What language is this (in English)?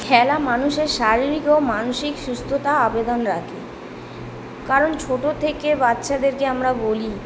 Bangla